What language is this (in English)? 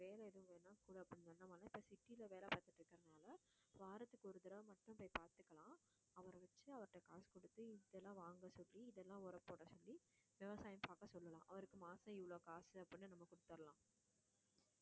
Tamil